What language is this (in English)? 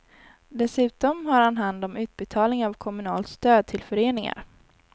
Swedish